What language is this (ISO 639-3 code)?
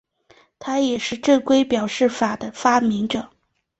zho